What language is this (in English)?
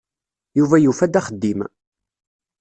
Kabyle